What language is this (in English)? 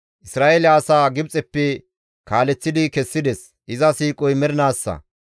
Gamo